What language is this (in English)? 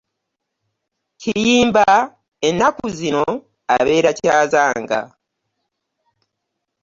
Ganda